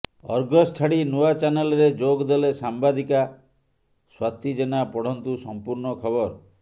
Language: Odia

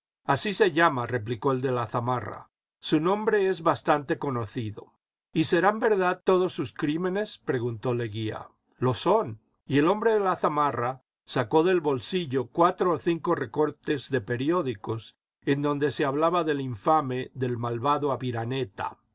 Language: Spanish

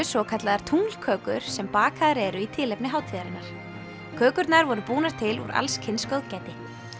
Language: Icelandic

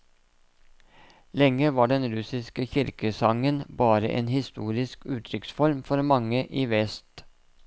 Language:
Norwegian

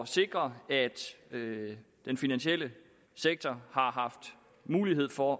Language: Danish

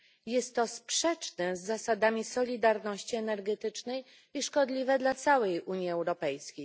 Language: Polish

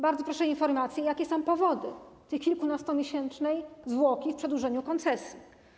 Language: Polish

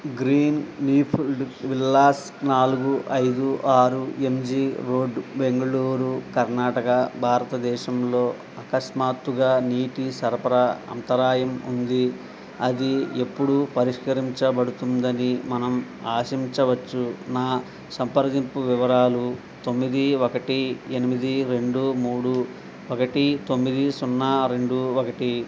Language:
Telugu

